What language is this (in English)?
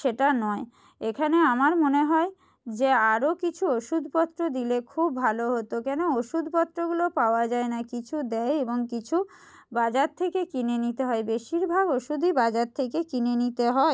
Bangla